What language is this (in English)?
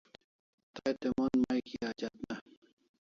Kalasha